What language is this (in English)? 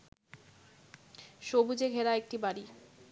Bangla